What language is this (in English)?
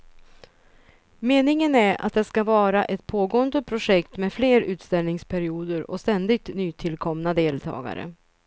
Swedish